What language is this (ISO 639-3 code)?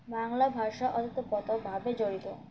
ben